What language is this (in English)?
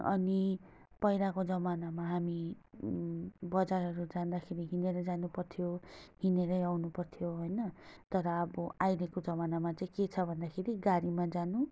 Nepali